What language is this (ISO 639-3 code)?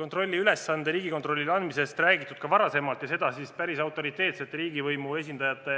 est